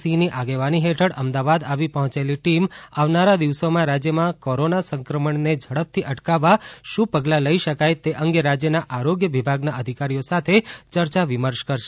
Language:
Gujarati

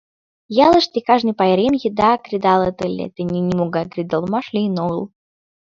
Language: Mari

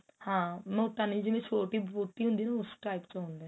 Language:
Punjabi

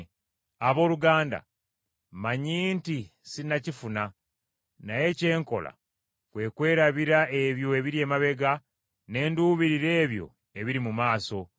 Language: Ganda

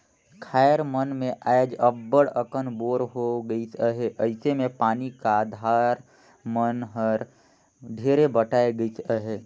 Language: Chhattisgarhi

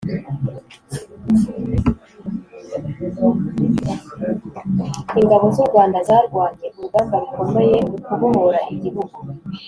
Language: Kinyarwanda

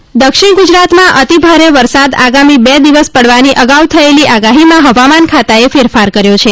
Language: Gujarati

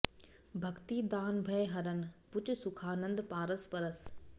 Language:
Sanskrit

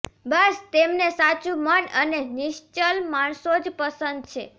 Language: Gujarati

